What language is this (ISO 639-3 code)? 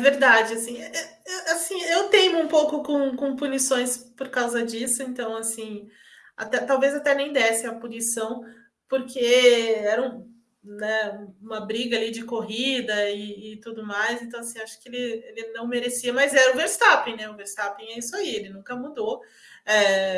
por